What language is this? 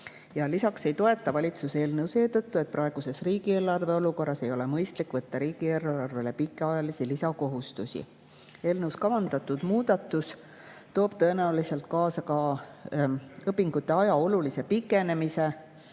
Estonian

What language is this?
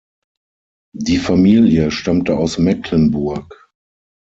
German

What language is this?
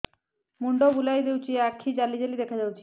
Odia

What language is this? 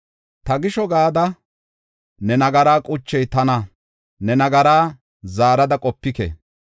Gofa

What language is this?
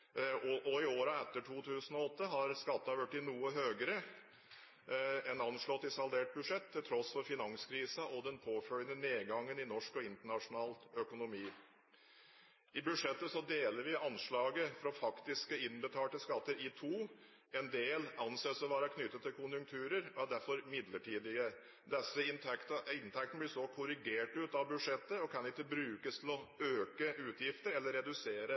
Norwegian Bokmål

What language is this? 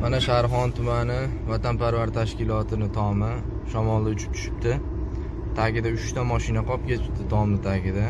Turkish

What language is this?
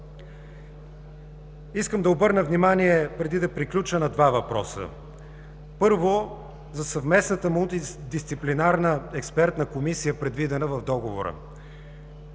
Bulgarian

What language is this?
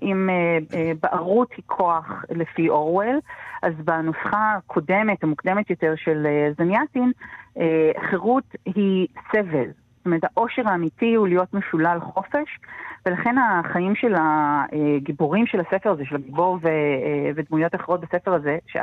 Hebrew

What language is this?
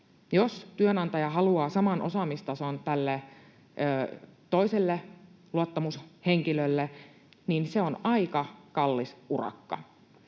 Finnish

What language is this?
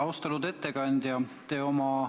Estonian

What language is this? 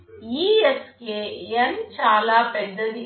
Telugu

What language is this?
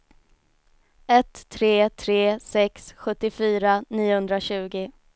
Swedish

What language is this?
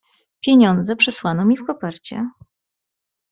Polish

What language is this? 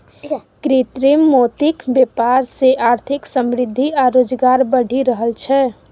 Maithili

